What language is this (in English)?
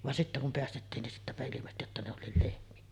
Finnish